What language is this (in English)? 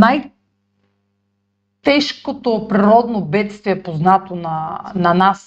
Bulgarian